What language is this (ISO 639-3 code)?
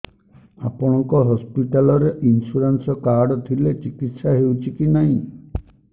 ori